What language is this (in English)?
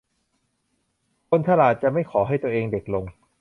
Thai